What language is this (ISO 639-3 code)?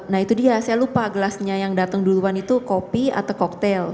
ind